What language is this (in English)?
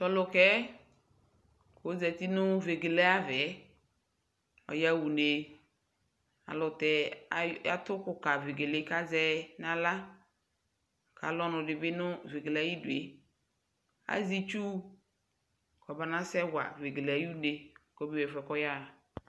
Ikposo